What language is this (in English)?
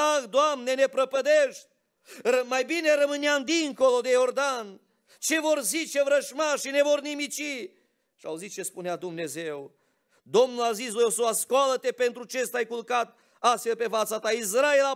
Romanian